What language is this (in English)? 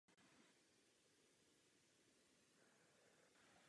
Czech